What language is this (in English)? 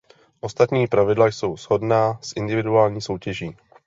Czech